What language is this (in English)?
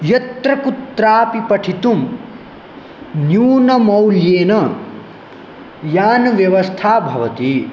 Sanskrit